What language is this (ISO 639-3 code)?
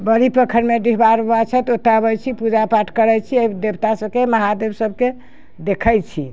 mai